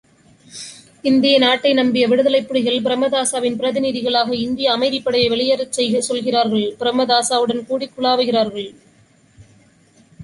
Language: Tamil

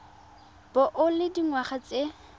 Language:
Tswana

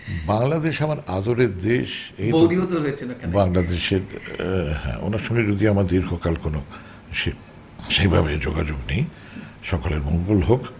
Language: Bangla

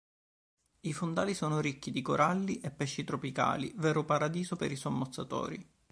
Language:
Italian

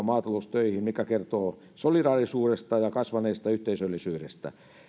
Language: Finnish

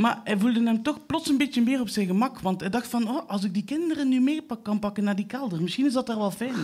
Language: Dutch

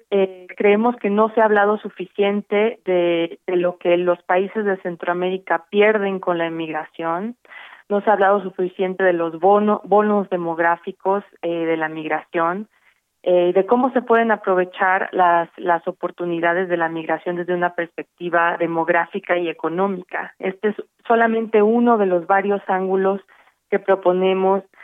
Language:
Spanish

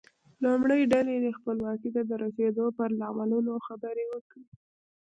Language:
Pashto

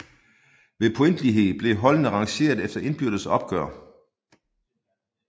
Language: Danish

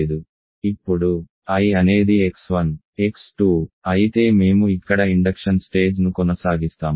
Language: Telugu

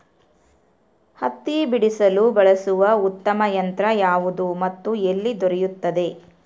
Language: Kannada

